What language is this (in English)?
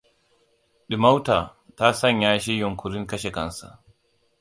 Hausa